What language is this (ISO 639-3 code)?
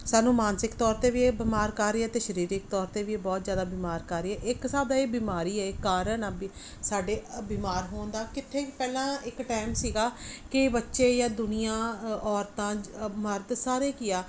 pan